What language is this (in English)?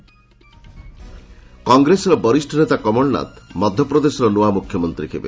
Odia